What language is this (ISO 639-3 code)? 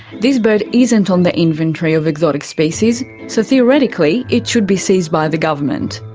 eng